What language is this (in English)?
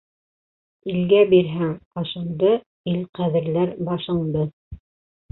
Bashkir